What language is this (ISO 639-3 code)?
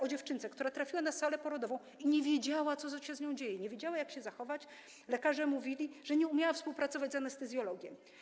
pol